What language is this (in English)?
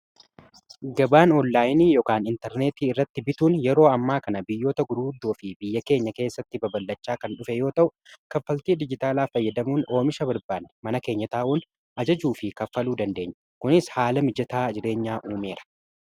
Oromo